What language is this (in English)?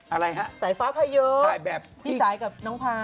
Thai